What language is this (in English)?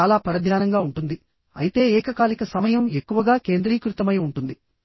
Telugu